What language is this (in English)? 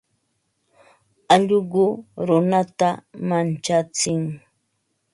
Ambo-Pasco Quechua